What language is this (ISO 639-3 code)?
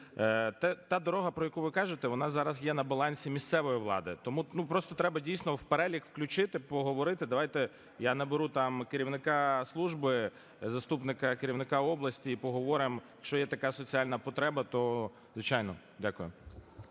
ukr